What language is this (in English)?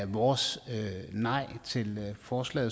Danish